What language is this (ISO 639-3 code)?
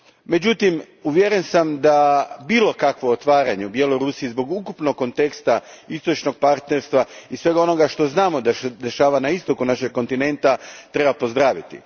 hrv